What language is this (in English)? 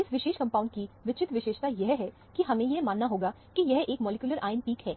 Hindi